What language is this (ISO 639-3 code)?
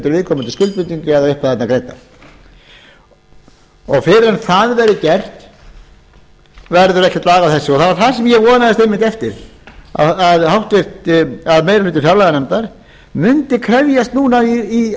isl